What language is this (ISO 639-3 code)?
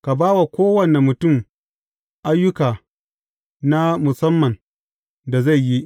hau